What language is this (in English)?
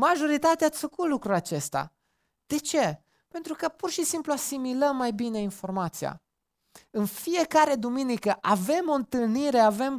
Romanian